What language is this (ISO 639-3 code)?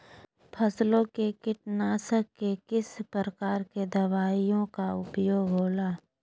mag